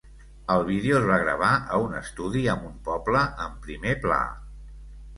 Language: Catalan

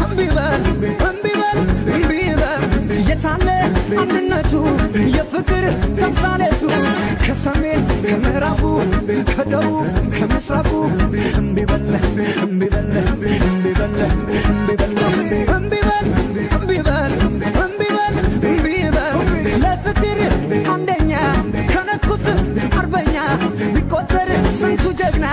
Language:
Hungarian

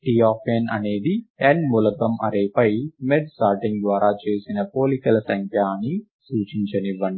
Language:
Telugu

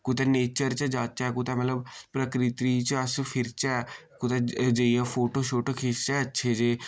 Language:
Dogri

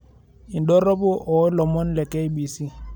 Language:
Masai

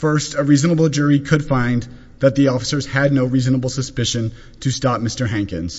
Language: English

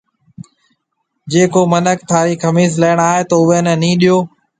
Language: Marwari (Pakistan)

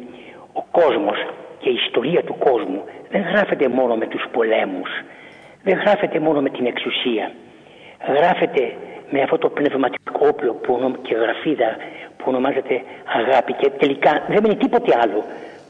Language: Greek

